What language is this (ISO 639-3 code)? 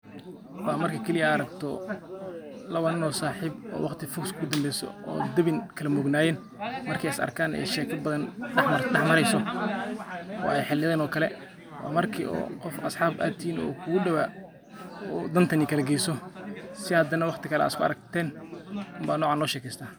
som